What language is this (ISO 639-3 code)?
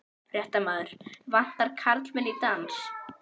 isl